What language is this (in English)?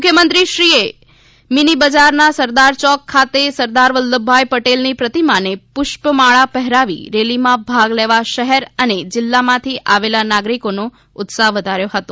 Gujarati